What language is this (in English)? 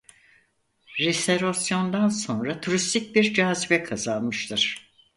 Turkish